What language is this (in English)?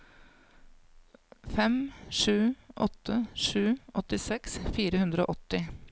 Norwegian